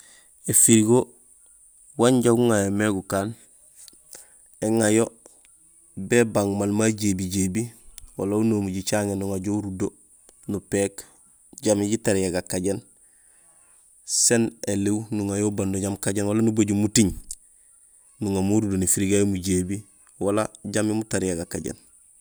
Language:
Gusilay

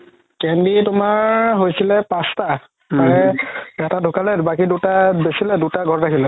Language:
Assamese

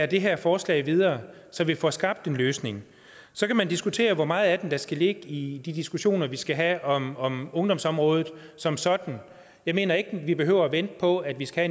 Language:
Danish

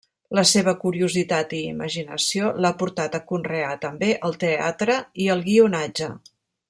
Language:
Catalan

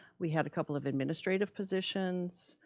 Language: English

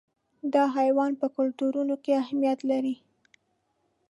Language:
Pashto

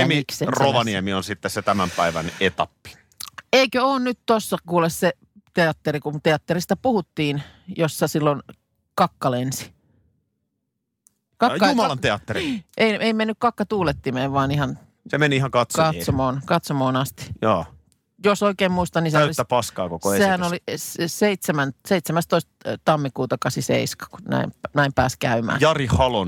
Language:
Finnish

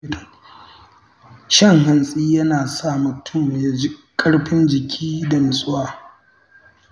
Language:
Hausa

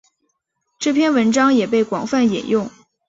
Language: Chinese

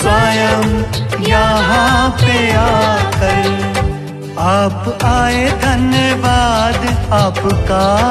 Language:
Hindi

